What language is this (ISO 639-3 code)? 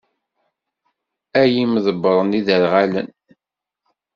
kab